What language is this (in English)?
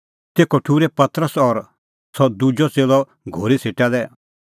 Kullu Pahari